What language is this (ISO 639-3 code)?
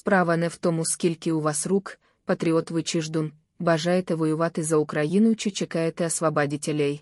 ukr